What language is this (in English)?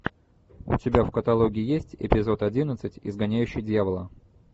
Russian